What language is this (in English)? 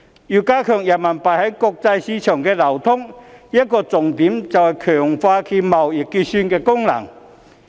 Cantonese